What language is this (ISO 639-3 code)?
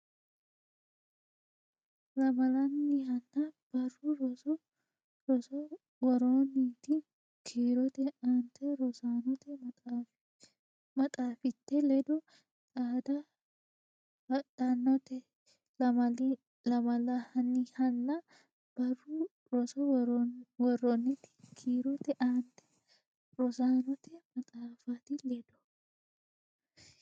sid